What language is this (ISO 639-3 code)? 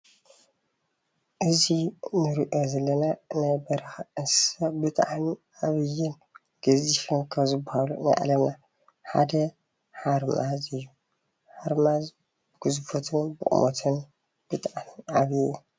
tir